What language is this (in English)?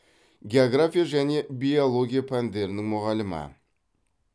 Kazakh